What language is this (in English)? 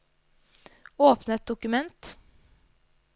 Norwegian